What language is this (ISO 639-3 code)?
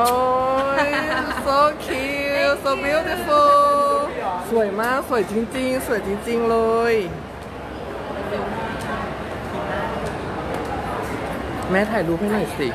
tha